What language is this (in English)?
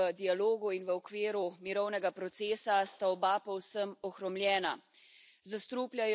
Slovenian